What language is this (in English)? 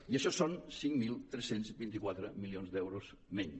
Catalan